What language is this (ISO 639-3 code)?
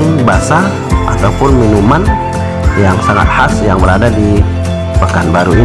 ind